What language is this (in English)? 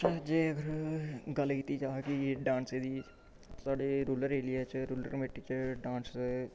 Dogri